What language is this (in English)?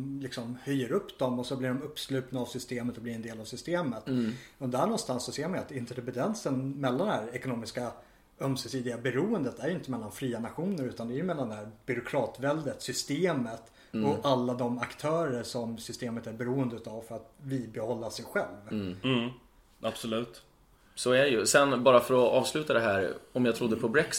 Swedish